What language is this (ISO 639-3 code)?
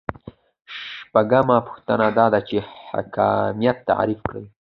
pus